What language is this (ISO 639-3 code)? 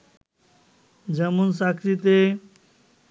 ben